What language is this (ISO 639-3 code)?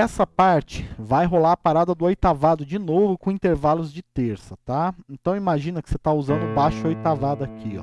por